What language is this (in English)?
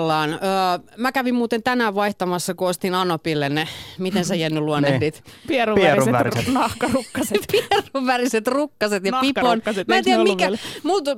Finnish